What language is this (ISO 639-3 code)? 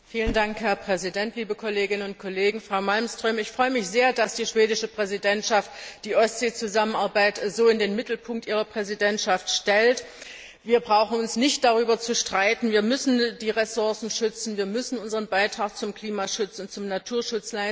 deu